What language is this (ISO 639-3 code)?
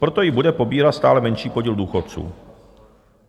ces